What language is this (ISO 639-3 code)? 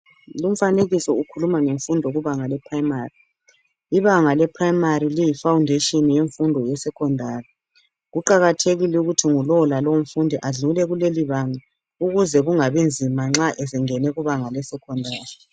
nde